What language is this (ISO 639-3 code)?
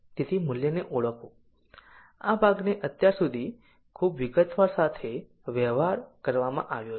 guj